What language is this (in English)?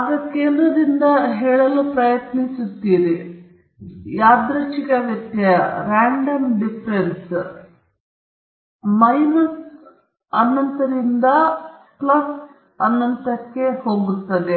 Kannada